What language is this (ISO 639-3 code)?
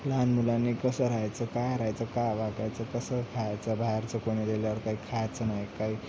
mar